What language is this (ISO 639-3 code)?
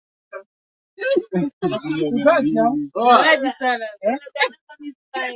swa